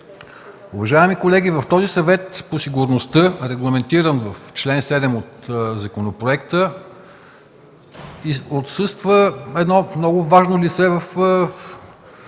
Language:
Bulgarian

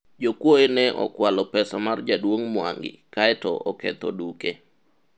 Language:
Luo (Kenya and Tanzania)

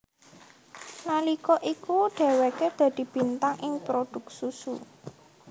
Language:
Javanese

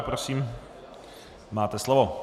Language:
Czech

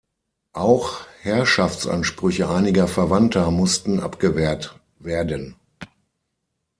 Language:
German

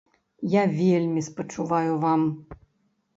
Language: Belarusian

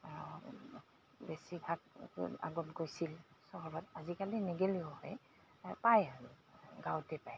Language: Assamese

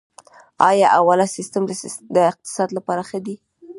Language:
Pashto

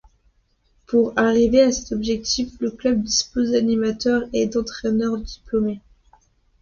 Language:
French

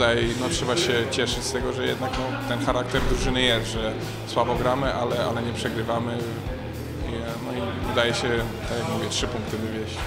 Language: Polish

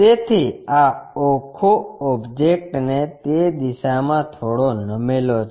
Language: Gujarati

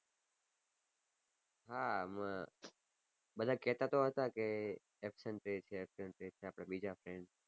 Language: Gujarati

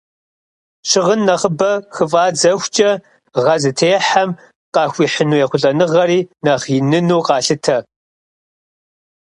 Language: Kabardian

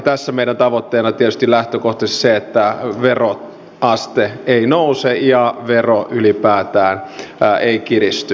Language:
Finnish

